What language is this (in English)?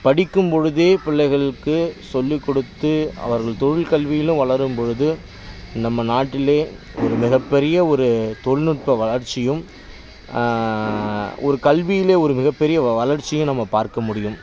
Tamil